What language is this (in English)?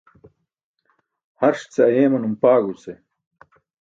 Burushaski